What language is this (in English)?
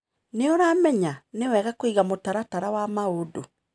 Kikuyu